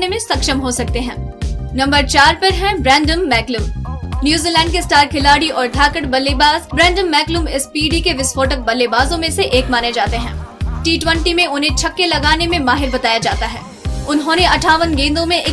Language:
Hindi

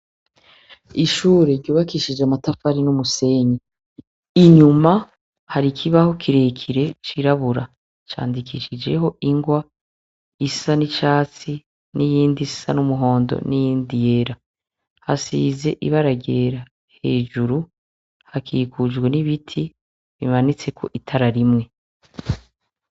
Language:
Rundi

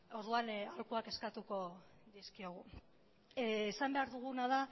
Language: Basque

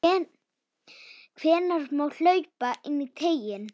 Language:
Icelandic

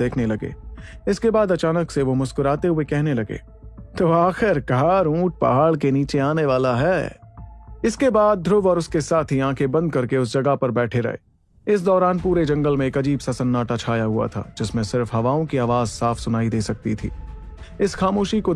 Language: Hindi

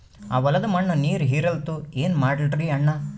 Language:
Kannada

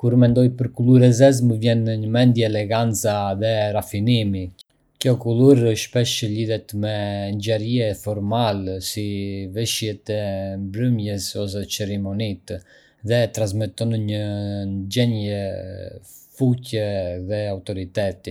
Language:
Arbëreshë Albanian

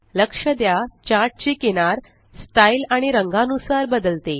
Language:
Marathi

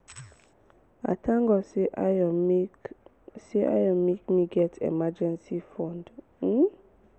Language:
Nigerian Pidgin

